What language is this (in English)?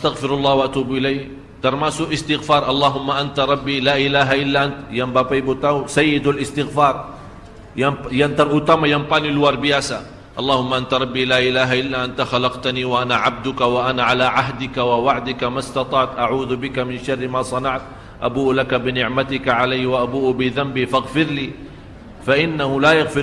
Malay